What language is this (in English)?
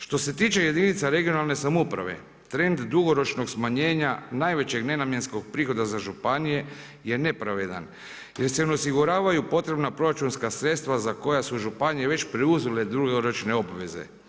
Croatian